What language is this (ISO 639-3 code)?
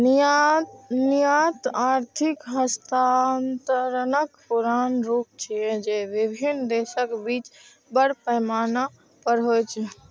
mai